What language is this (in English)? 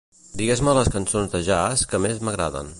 Catalan